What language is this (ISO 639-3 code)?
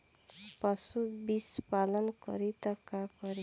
bho